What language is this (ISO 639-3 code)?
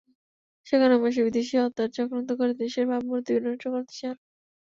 ben